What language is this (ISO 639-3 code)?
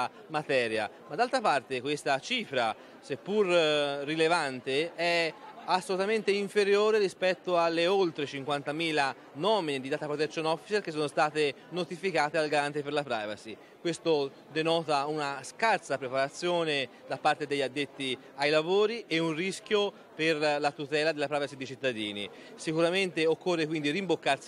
ita